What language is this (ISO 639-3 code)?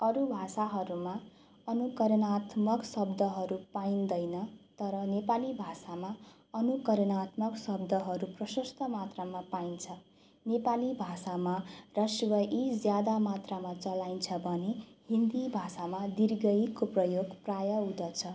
nep